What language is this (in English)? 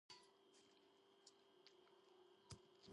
Georgian